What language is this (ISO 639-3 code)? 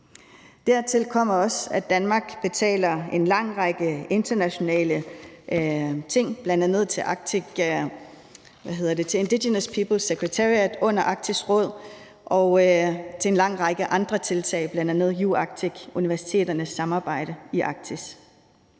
dan